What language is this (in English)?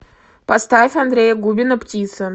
Russian